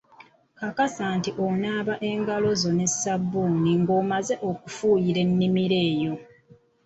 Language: Ganda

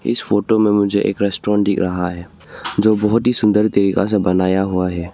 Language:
Hindi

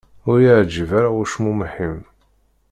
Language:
Kabyle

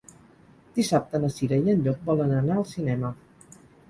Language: Catalan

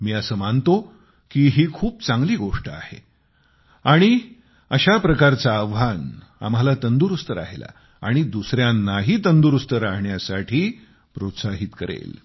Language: Marathi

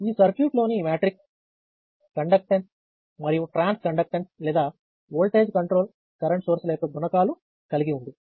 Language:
Telugu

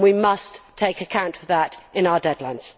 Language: English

